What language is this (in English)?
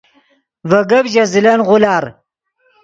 Yidgha